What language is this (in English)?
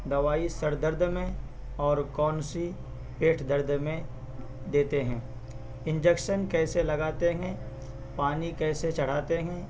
Urdu